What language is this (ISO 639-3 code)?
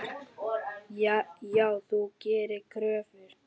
isl